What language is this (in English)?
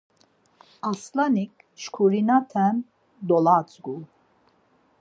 Laz